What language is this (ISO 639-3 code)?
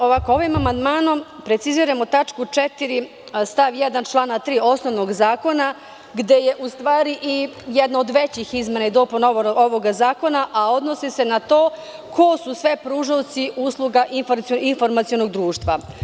srp